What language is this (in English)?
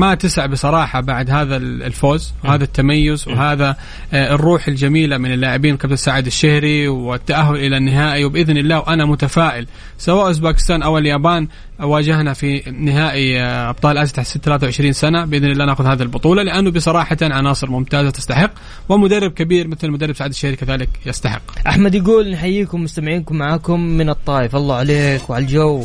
Arabic